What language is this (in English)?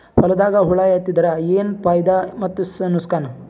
Kannada